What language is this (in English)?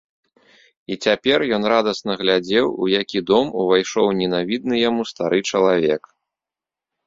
Belarusian